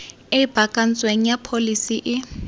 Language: Tswana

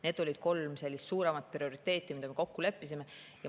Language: Estonian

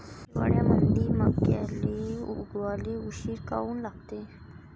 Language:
Marathi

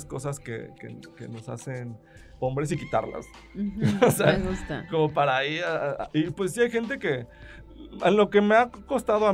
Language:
Spanish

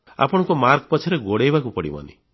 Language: Odia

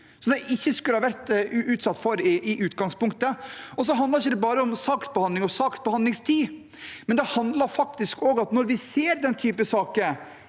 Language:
Norwegian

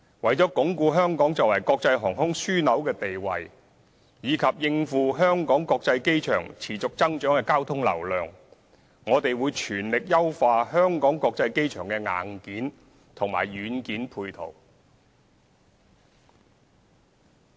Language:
Cantonese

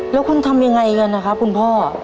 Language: Thai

